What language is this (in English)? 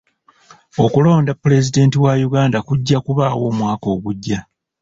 Ganda